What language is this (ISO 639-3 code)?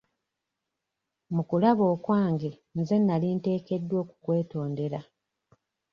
lug